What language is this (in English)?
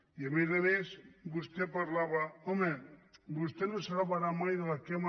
Catalan